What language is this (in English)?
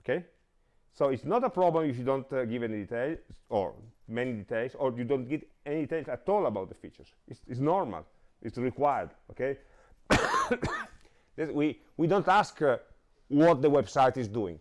English